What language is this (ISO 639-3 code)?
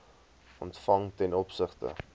afr